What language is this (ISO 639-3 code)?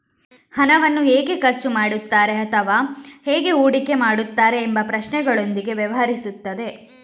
kan